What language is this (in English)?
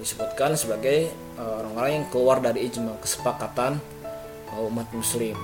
Indonesian